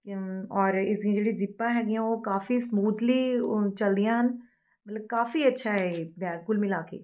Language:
Punjabi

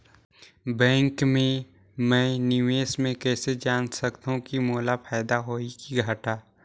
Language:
Chhattisgarhi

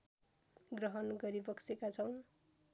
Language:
Nepali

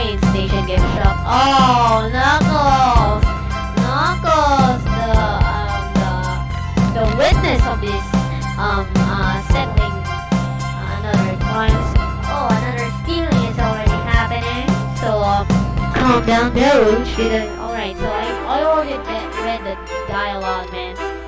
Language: English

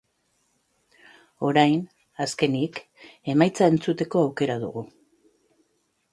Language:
Basque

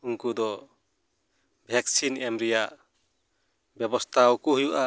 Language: Santali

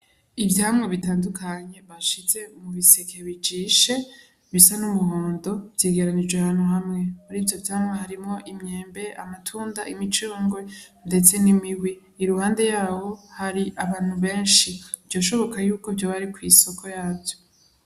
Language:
Rundi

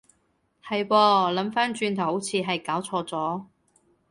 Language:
Cantonese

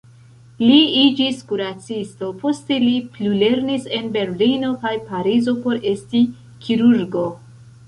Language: Esperanto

